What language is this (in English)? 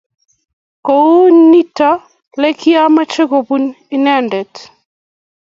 Kalenjin